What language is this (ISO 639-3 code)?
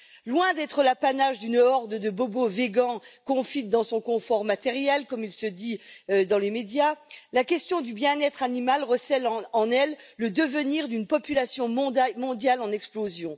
fra